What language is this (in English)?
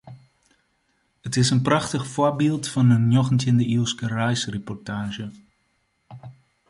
Western Frisian